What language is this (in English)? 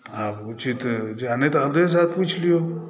Maithili